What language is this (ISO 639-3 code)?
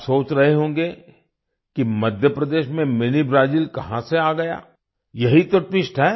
hin